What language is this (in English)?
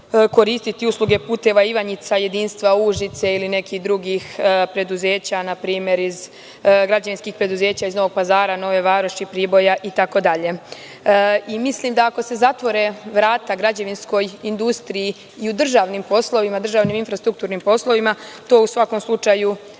Serbian